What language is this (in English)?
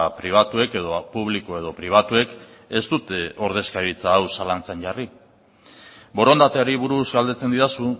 Basque